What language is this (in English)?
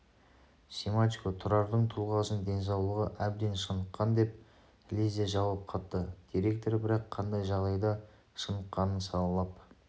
Kazakh